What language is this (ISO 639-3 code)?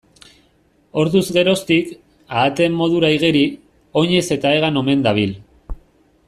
eus